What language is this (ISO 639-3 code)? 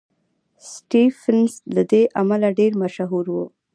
pus